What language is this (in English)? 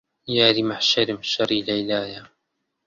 Central Kurdish